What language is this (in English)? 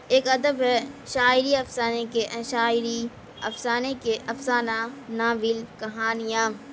Urdu